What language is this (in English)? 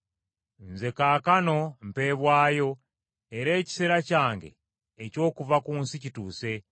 Ganda